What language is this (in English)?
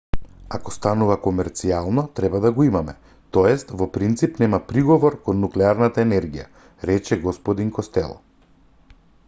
Macedonian